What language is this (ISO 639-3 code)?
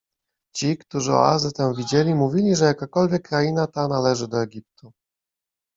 pol